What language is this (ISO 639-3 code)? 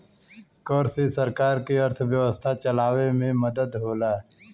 bho